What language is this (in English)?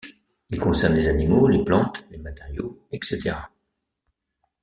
French